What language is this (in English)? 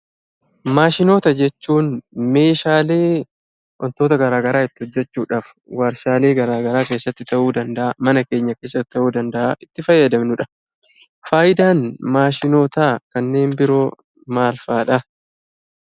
Oromo